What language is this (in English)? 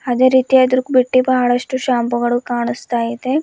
Kannada